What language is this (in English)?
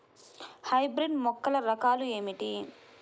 Telugu